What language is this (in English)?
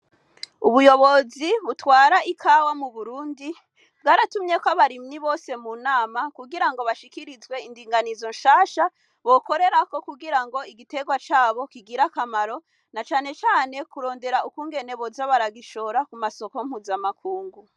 Rundi